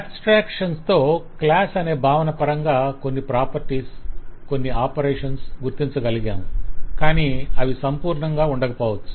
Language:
Telugu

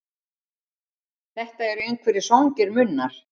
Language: Icelandic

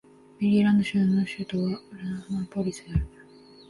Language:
Japanese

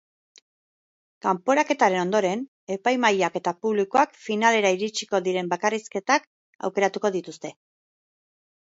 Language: Basque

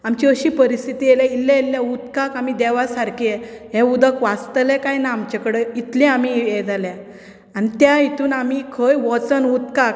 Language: Konkani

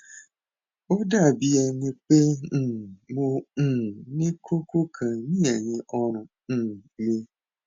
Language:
Yoruba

